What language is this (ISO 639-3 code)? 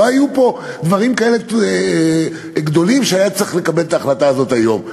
heb